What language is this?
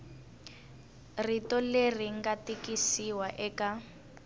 Tsonga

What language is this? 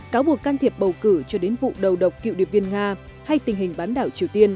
Vietnamese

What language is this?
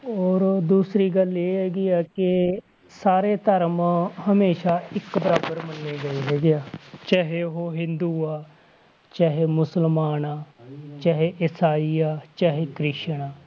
Punjabi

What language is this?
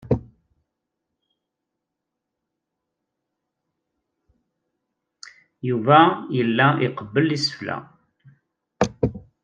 Kabyle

